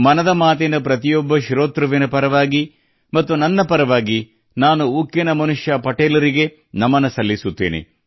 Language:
Kannada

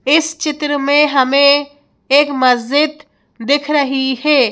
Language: Hindi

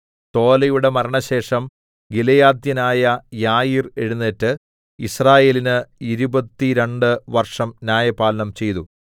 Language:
Malayalam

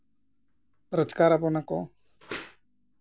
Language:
Santali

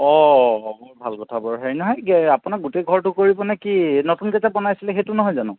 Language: Assamese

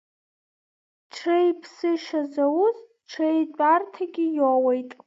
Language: Abkhazian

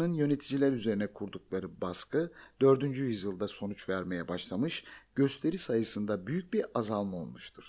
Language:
Turkish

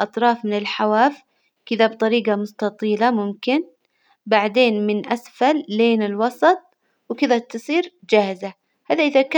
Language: Hijazi Arabic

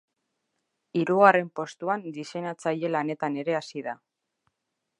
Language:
Basque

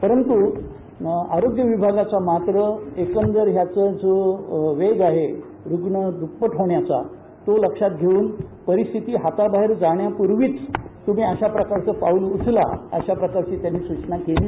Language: Marathi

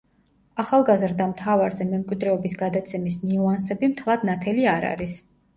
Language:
Georgian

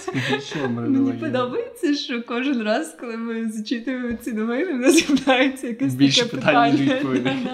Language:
Ukrainian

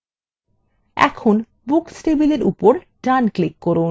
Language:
Bangla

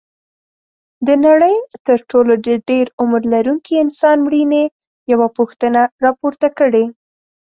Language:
Pashto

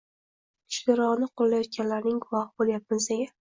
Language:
Uzbek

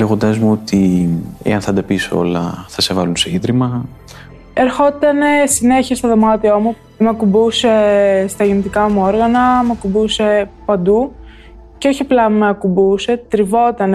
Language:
Greek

